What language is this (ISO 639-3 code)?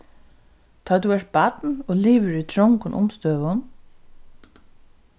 fao